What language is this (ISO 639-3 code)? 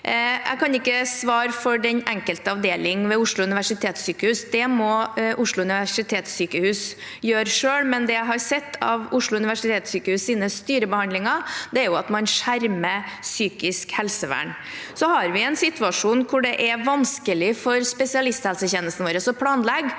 nor